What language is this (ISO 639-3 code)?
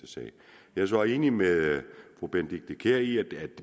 dan